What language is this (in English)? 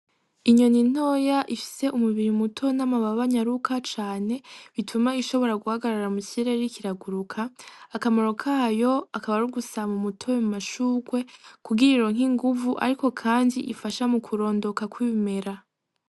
Rundi